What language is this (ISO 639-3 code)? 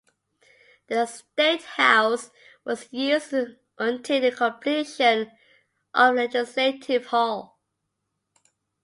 eng